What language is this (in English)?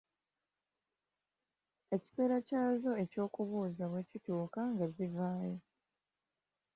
Ganda